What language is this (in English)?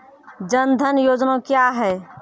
Maithili